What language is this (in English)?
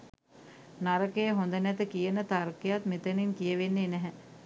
Sinhala